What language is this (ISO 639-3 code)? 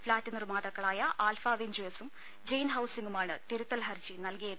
mal